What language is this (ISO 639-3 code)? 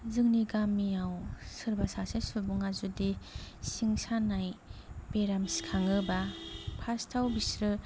brx